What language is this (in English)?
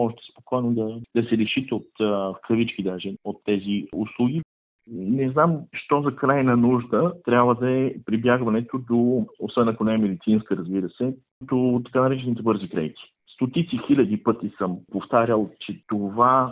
Bulgarian